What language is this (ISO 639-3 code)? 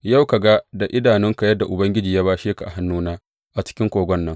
hau